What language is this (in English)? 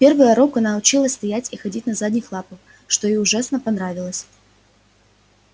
Russian